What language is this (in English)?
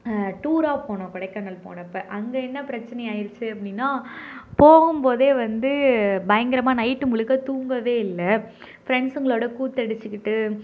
Tamil